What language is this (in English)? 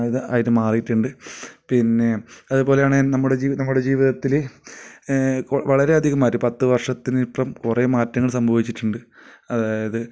Malayalam